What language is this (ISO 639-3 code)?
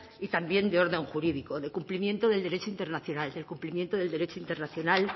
spa